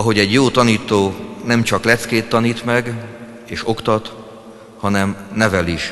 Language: Hungarian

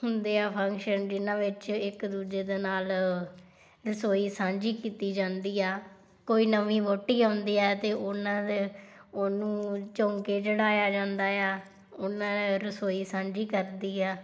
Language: Punjabi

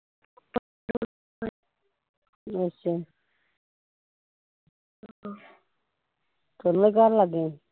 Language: Punjabi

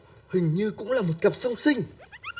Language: Vietnamese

